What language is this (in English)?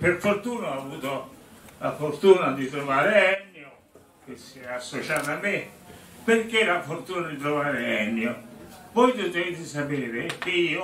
Italian